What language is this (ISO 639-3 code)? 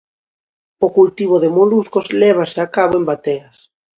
glg